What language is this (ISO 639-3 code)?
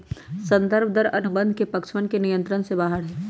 mag